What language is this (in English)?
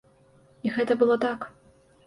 Belarusian